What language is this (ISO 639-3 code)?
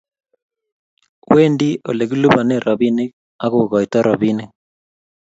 kln